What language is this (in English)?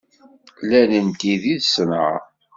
Kabyle